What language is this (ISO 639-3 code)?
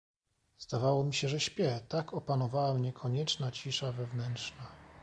pol